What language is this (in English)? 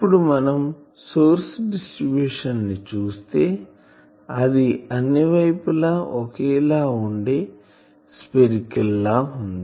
Telugu